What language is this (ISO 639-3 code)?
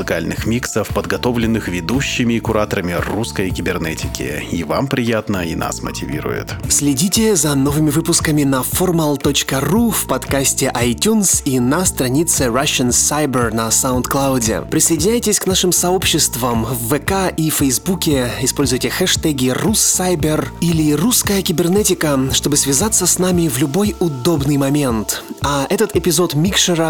rus